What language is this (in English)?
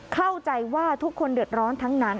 Thai